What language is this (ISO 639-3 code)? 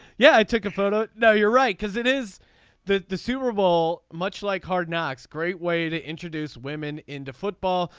eng